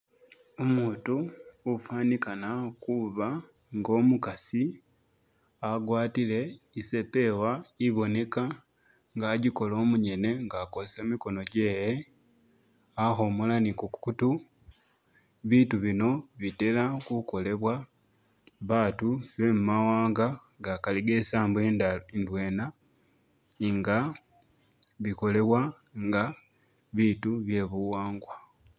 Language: Masaaba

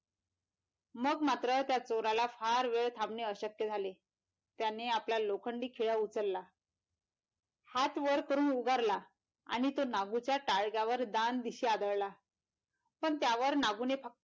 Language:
Marathi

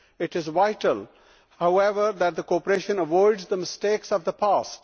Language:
English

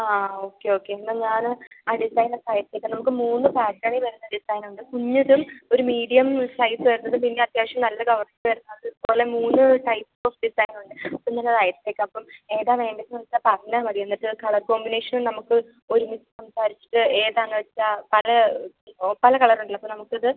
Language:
Malayalam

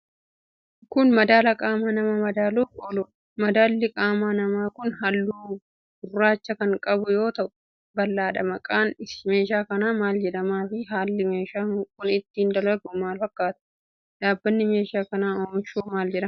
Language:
Oromo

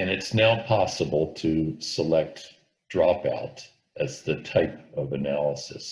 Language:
English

